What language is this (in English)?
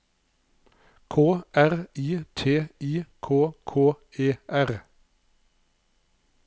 Norwegian